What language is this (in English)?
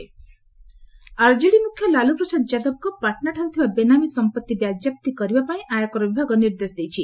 Odia